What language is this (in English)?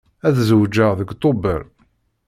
Kabyle